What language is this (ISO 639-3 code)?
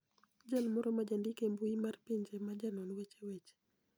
luo